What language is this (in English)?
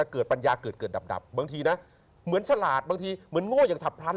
Thai